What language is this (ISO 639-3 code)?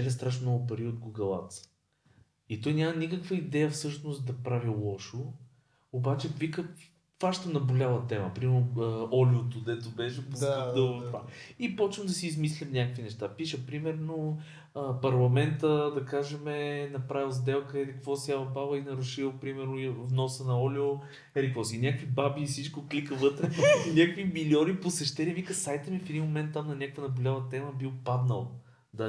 bul